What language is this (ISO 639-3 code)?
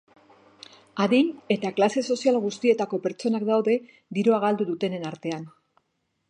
eus